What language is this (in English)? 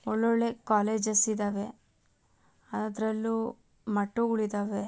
Kannada